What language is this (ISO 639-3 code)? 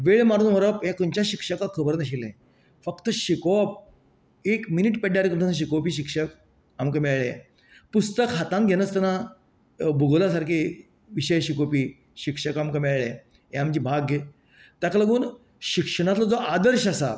kok